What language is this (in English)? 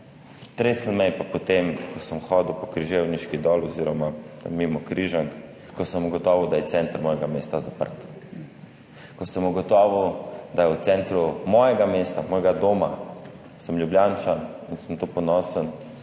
Slovenian